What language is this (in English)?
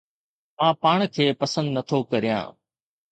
Sindhi